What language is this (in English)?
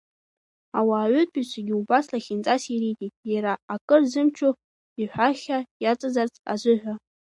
Abkhazian